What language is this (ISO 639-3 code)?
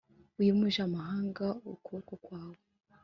kin